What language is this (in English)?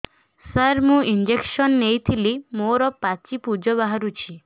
Odia